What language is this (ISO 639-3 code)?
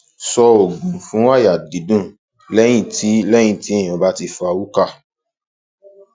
yor